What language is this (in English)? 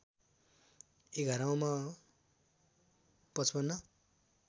Nepali